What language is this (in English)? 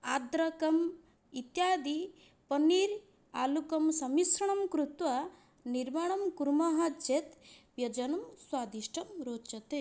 Sanskrit